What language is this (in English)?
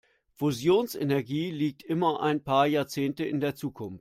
German